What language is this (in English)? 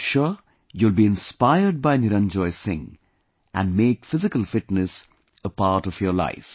English